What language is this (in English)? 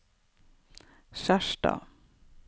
Norwegian